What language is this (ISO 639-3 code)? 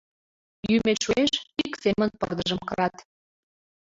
chm